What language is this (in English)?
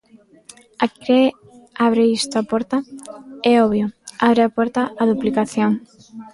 Galician